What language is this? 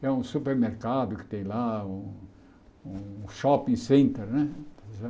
Portuguese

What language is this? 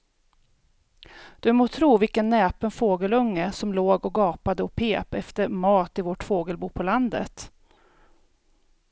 Swedish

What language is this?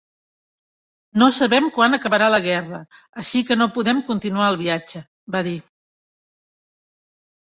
Catalan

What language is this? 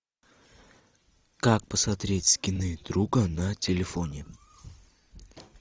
Russian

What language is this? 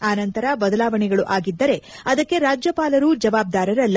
Kannada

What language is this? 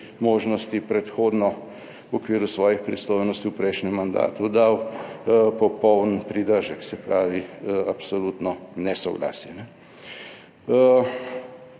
Slovenian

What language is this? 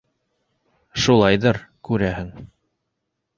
Bashkir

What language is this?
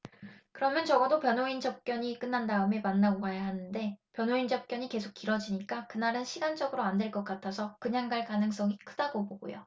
Korean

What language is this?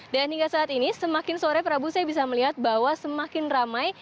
Indonesian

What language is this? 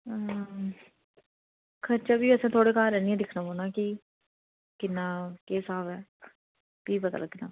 Dogri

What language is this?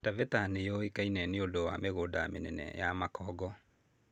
Kikuyu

